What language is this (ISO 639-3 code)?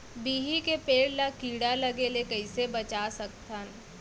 hne